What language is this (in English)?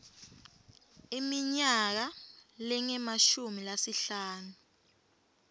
Swati